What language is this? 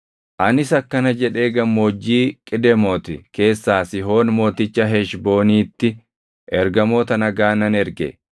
Oromo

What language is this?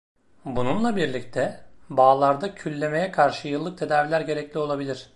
Turkish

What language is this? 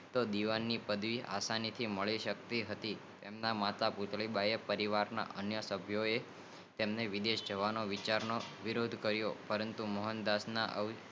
Gujarati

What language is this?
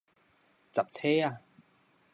Min Nan Chinese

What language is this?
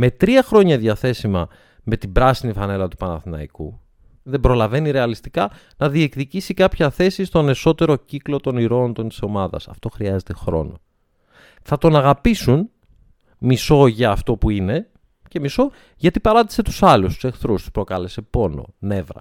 Greek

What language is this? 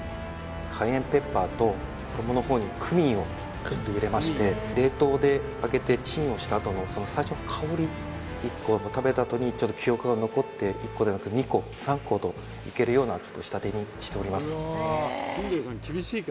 Japanese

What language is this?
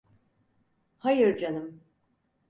Turkish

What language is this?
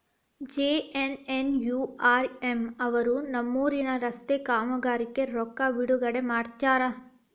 Kannada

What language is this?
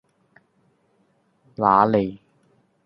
Cantonese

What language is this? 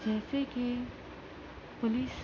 Urdu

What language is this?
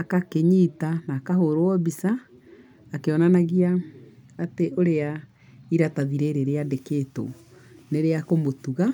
Kikuyu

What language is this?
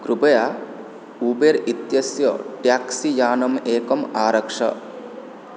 Sanskrit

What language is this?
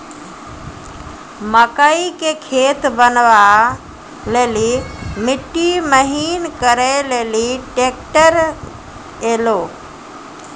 Maithili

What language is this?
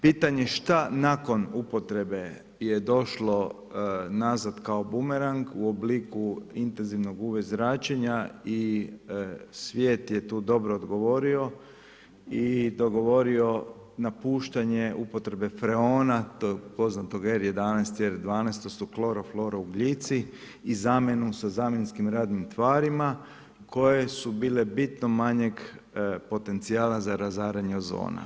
Croatian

